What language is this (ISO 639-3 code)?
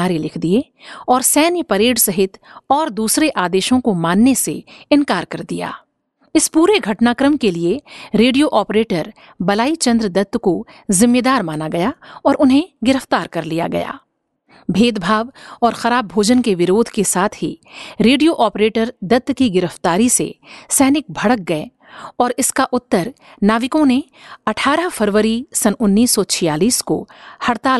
hin